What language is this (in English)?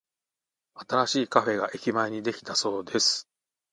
Japanese